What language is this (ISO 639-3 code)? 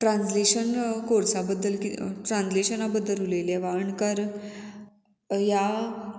kok